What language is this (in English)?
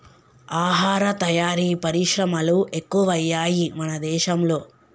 Telugu